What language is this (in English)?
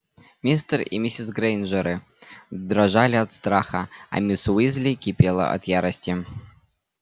Russian